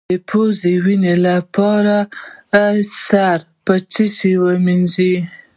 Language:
Pashto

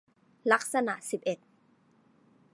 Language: Thai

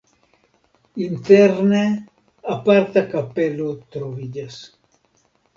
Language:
Esperanto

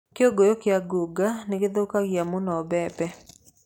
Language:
Kikuyu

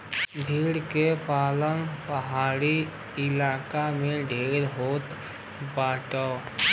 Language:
Bhojpuri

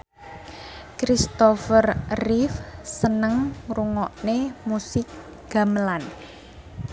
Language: Javanese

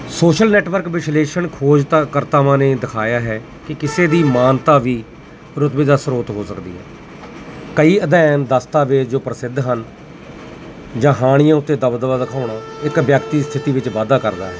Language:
Punjabi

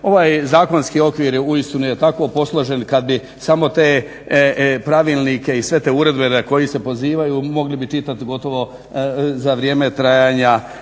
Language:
Croatian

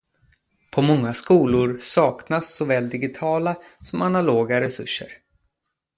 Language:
Swedish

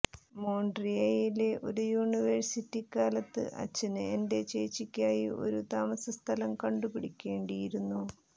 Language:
Malayalam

